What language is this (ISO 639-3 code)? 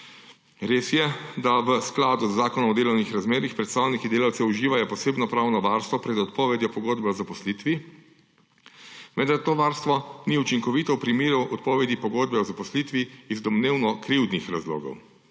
slv